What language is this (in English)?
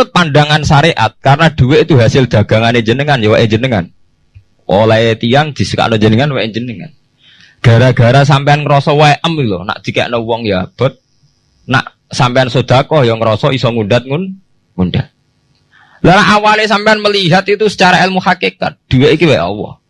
Indonesian